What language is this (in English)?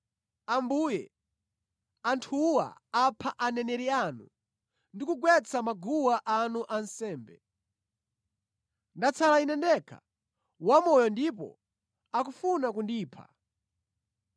Nyanja